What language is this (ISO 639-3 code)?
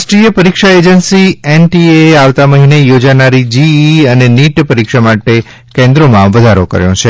guj